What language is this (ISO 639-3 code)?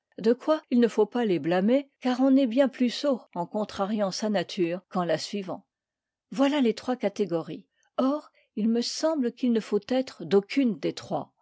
fra